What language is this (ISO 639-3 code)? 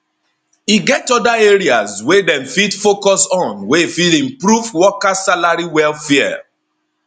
pcm